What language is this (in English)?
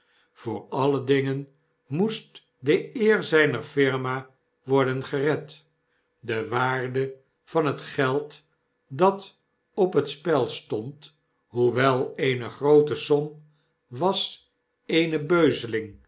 Dutch